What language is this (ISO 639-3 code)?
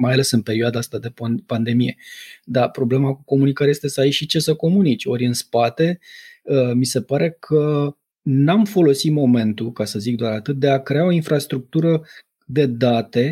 ron